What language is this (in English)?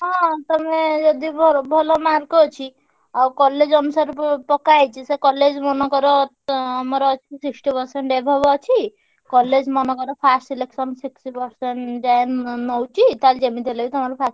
Odia